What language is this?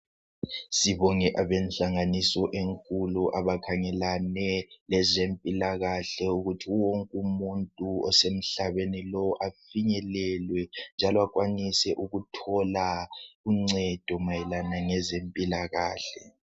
North Ndebele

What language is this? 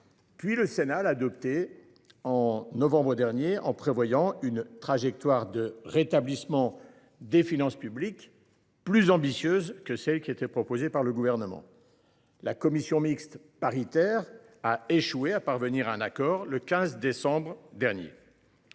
French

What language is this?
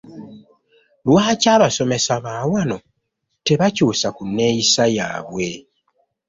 Ganda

